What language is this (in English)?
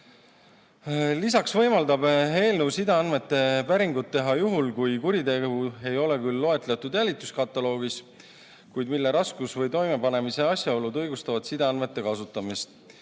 Estonian